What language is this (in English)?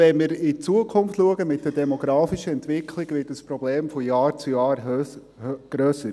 Swiss German